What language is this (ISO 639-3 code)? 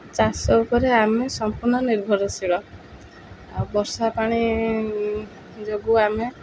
ori